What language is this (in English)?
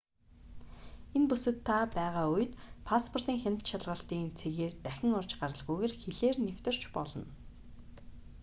Mongolian